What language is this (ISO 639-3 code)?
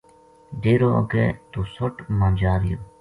gju